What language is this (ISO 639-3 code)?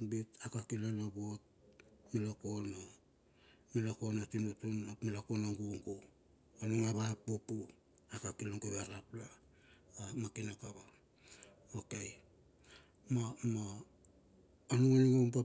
bxf